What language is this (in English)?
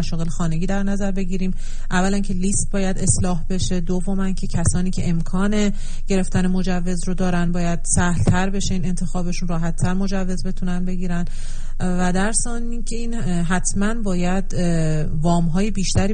Persian